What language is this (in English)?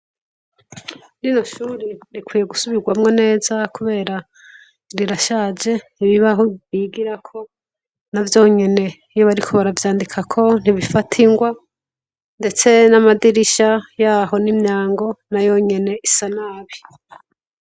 Rundi